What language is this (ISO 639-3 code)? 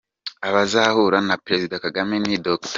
kin